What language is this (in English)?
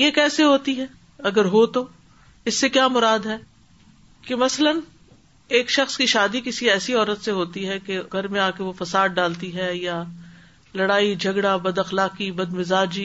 Urdu